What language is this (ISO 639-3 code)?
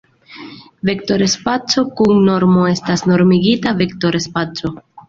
epo